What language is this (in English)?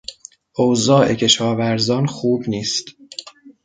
Persian